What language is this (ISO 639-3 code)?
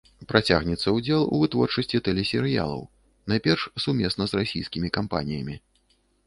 bel